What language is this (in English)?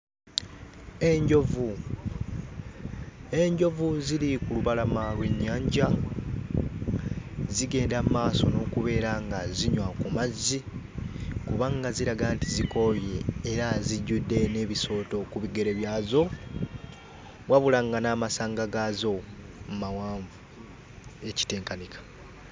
Ganda